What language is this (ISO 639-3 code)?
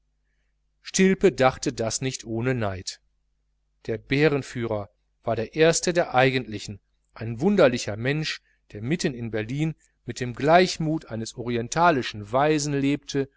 deu